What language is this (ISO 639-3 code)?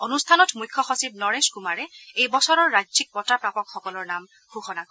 asm